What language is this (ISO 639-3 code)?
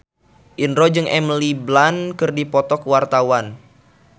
sun